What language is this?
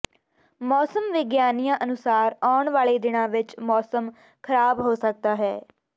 Punjabi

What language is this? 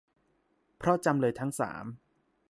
Thai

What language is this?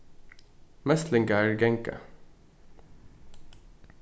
Faroese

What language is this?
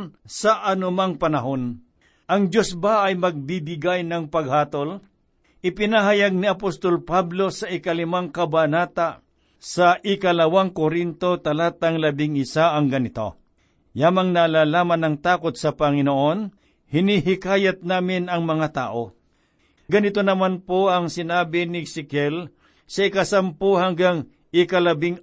Filipino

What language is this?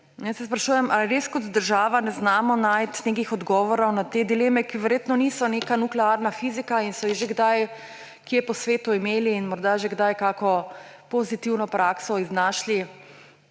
Slovenian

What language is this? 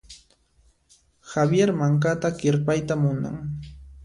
Puno Quechua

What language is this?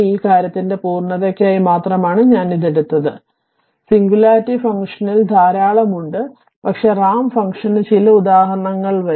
Malayalam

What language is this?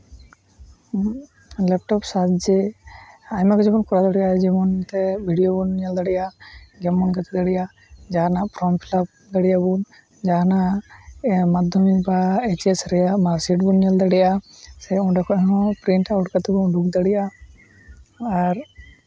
Santali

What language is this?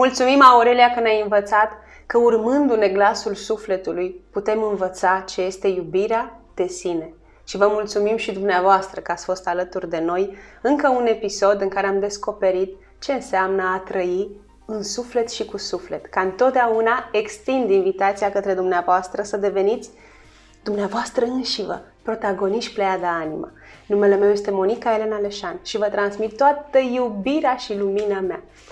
Romanian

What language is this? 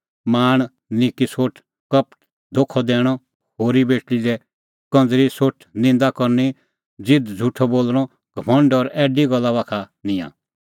Kullu Pahari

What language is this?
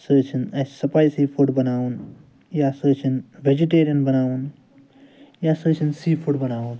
Kashmiri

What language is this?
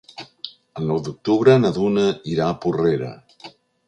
Catalan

